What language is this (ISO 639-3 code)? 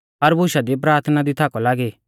bfz